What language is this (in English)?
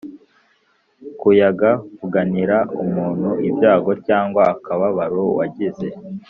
Kinyarwanda